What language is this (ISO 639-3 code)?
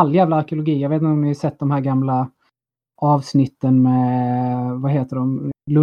swe